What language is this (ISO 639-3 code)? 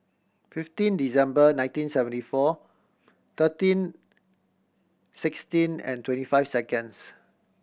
eng